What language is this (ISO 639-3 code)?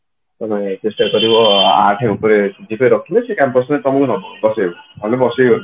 ori